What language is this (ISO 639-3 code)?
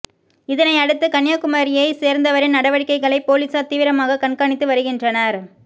tam